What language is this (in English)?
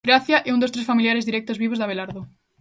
Galician